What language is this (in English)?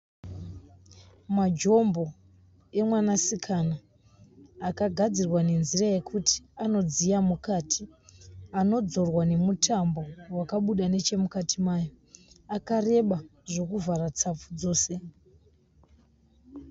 Shona